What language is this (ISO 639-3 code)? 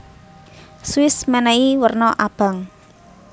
jav